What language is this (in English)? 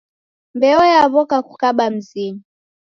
Taita